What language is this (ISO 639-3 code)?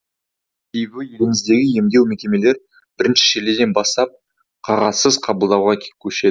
kaz